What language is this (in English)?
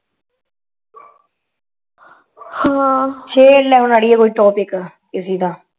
Punjabi